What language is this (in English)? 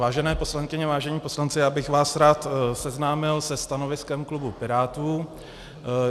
Czech